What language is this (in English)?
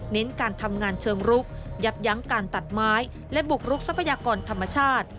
Thai